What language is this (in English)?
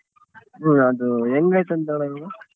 Kannada